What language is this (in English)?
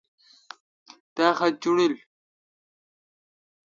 Kalkoti